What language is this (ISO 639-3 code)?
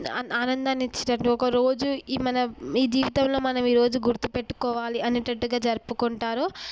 tel